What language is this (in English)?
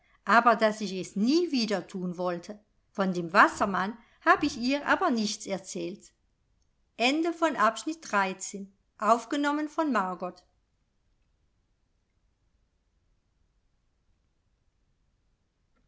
German